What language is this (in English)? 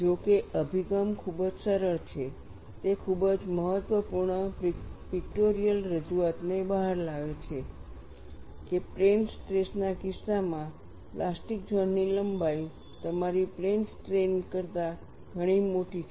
Gujarati